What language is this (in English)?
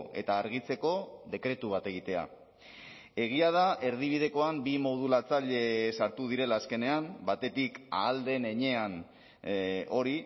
Basque